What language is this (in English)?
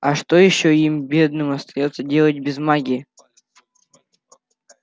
Russian